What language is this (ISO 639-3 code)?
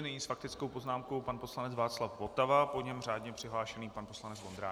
ces